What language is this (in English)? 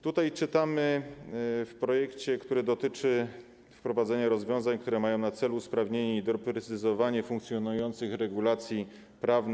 Polish